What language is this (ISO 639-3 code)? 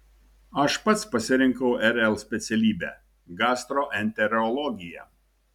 lit